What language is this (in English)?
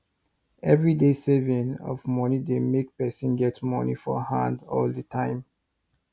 Nigerian Pidgin